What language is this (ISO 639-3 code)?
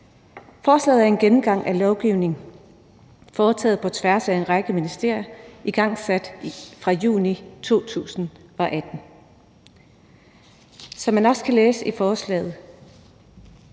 dan